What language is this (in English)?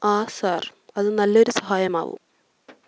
Malayalam